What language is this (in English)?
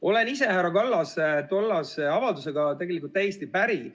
Estonian